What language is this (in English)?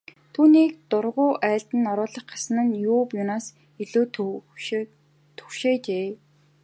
Mongolian